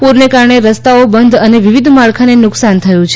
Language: Gujarati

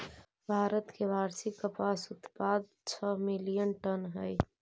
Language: Magahi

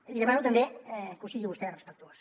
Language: Catalan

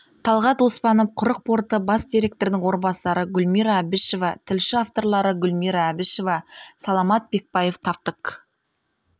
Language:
Kazakh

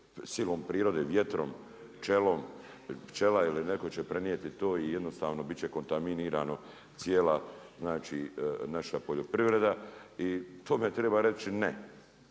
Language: Croatian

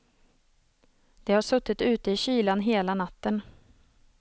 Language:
Swedish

